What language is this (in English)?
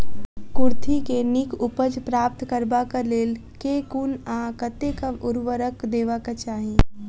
Maithili